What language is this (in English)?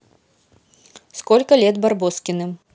Russian